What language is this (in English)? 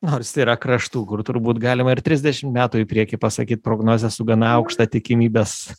Lithuanian